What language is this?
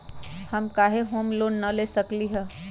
Magahi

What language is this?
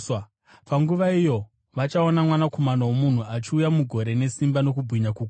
Shona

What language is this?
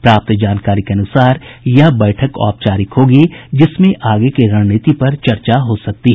Hindi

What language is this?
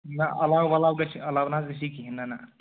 Kashmiri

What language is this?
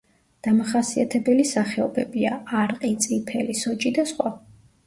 Georgian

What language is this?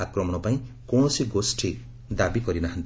Odia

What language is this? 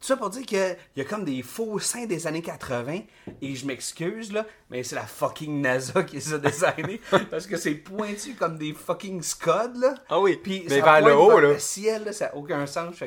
French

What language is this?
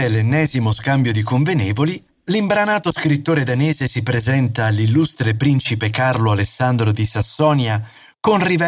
Italian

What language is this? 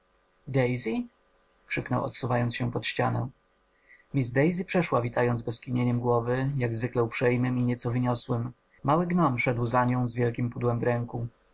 Polish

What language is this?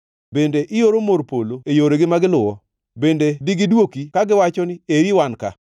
Luo (Kenya and Tanzania)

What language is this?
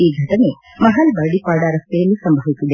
Kannada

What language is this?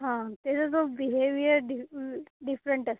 Marathi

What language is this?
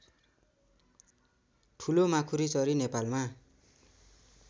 Nepali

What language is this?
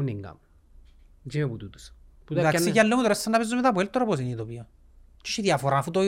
Greek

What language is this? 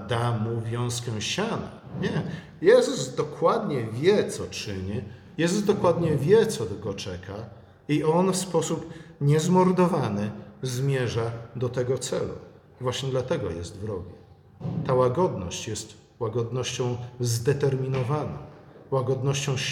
Polish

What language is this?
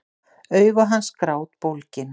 Icelandic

